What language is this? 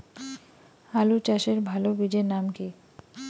Bangla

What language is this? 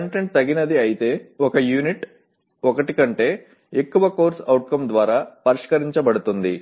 Telugu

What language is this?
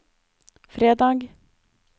Norwegian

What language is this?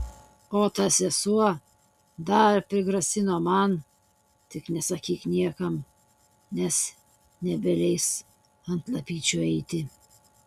Lithuanian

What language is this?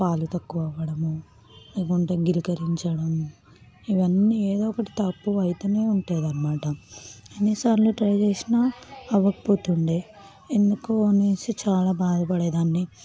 Telugu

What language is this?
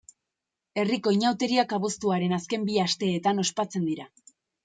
Basque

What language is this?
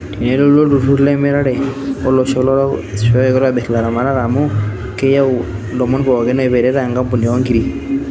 Masai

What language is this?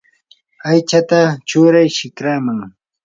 Yanahuanca Pasco Quechua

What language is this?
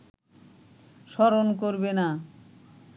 Bangla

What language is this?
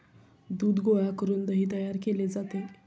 Marathi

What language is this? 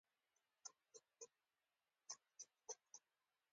Pashto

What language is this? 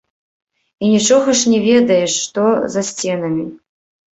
Belarusian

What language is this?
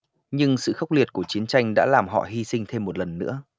Vietnamese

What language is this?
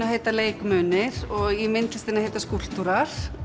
Icelandic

